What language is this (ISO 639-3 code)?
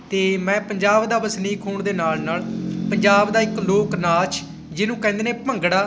pan